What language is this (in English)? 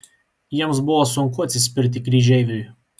Lithuanian